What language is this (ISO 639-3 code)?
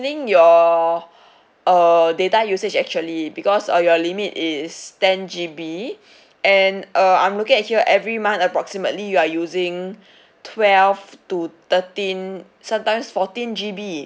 eng